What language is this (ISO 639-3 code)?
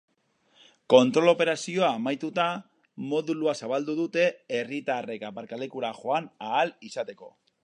eus